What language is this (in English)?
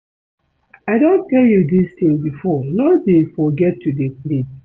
Nigerian Pidgin